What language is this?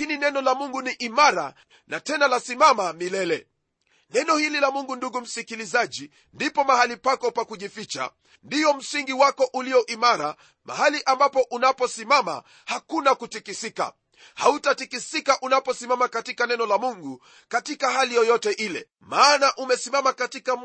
Swahili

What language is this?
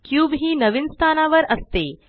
Marathi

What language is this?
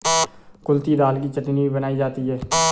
Hindi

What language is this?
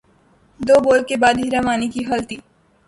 Urdu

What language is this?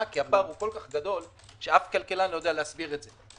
Hebrew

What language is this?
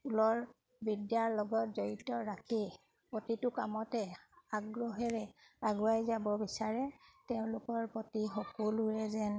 Assamese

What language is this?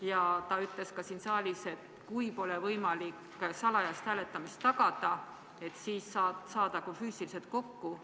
Estonian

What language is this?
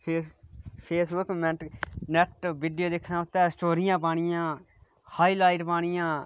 Dogri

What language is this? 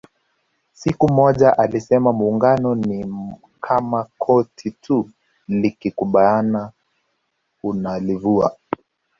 Swahili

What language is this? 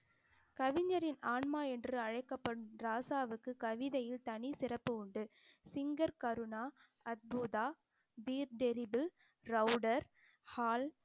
Tamil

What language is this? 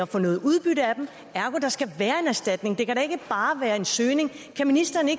Danish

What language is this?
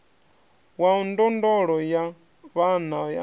Venda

